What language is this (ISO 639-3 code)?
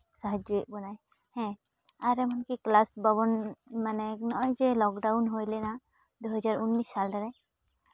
sat